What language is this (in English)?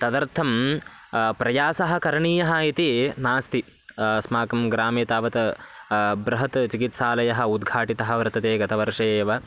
Sanskrit